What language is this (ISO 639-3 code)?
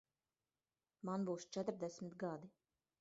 lav